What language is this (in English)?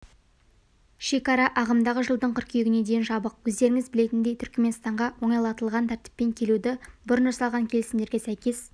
Kazakh